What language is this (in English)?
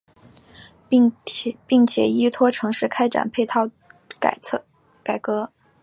Chinese